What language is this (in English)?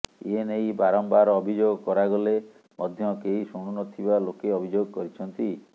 Odia